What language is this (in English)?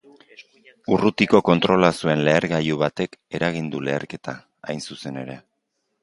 Basque